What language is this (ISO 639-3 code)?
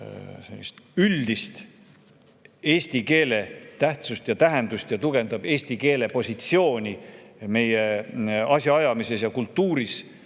est